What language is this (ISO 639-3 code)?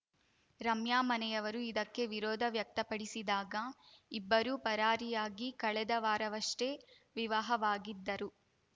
kan